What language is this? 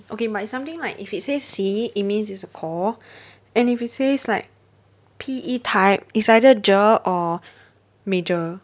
English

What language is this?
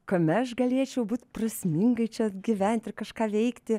Lithuanian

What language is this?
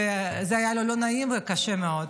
Hebrew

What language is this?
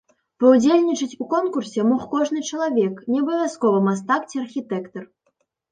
Belarusian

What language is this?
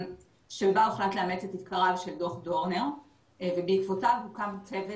Hebrew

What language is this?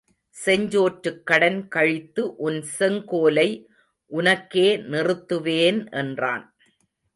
Tamil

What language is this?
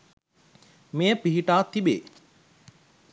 Sinhala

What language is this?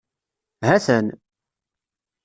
Kabyle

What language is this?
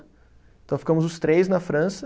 Portuguese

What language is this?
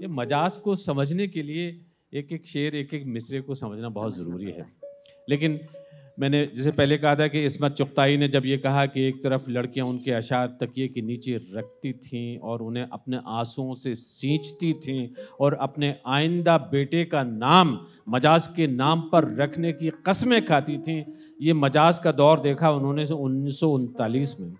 Urdu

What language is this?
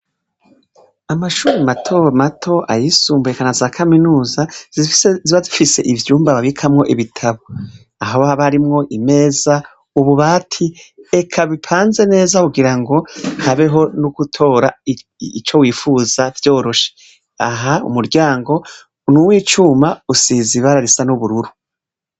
Rundi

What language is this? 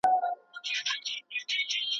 Pashto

